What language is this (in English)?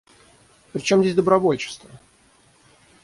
Russian